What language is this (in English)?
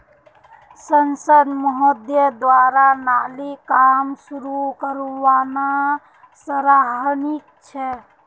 Magahi